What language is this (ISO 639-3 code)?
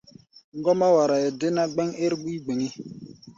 gba